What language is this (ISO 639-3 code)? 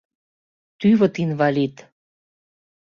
chm